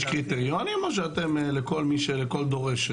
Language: Hebrew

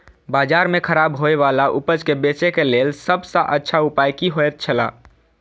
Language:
Maithili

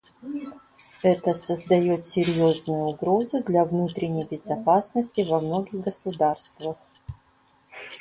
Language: Russian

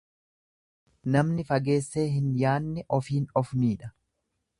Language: Oromo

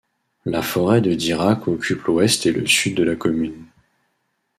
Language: French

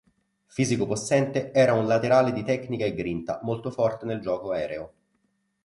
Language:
Italian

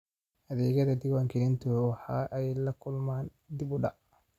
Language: Somali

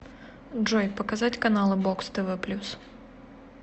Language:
Russian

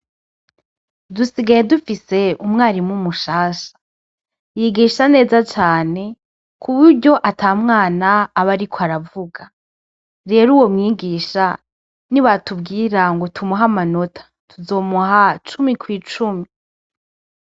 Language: Rundi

